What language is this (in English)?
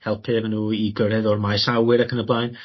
Welsh